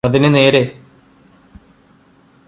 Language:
Malayalam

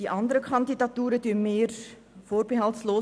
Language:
Swiss German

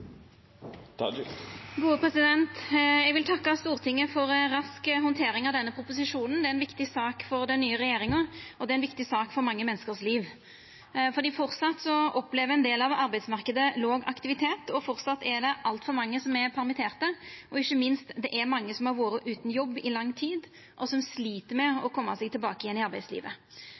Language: Norwegian Nynorsk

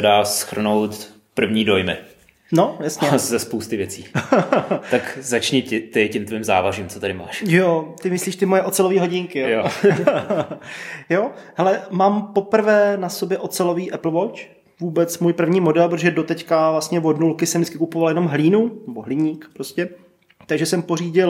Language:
Czech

